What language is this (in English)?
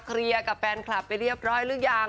Thai